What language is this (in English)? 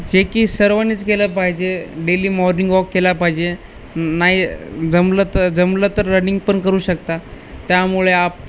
Marathi